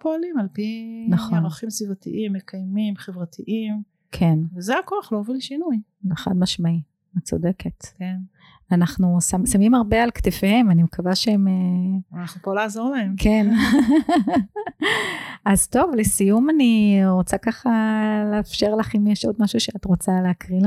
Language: Hebrew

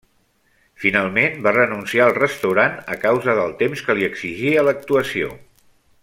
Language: Catalan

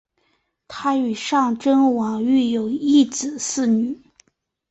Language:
Chinese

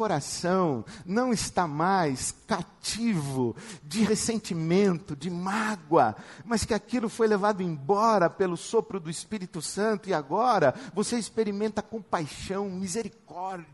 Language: Portuguese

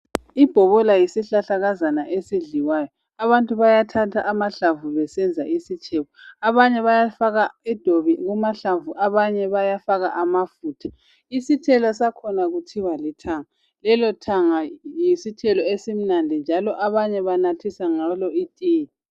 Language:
North Ndebele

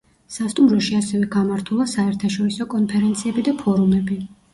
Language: Georgian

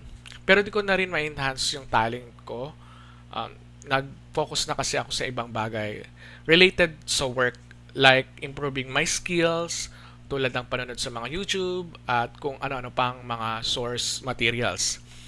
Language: Filipino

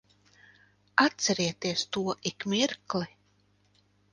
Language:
Latvian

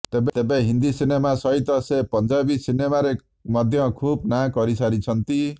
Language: Odia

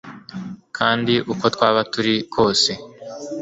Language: Kinyarwanda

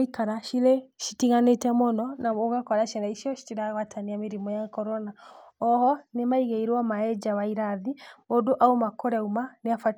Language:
Kikuyu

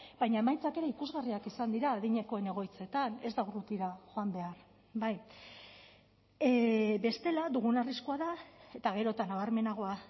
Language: Basque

